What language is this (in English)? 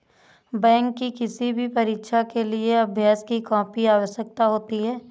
Hindi